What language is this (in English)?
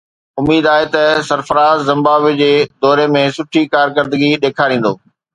Sindhi